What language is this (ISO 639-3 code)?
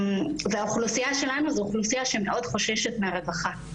heb